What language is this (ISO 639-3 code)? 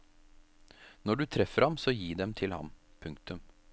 nor